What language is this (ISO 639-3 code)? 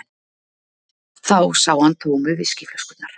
isl